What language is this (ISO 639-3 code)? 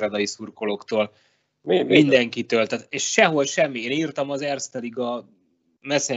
hun